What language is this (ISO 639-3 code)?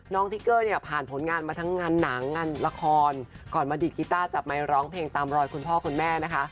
tha